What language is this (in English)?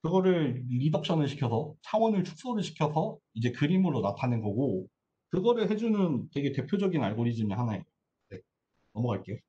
Korean